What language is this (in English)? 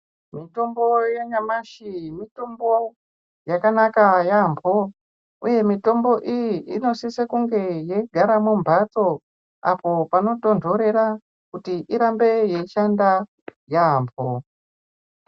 Ndau